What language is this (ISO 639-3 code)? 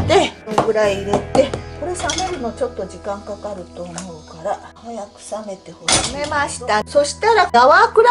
jpn